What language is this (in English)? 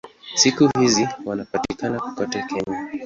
Swahili